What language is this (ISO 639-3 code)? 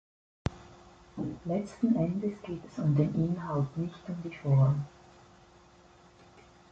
deu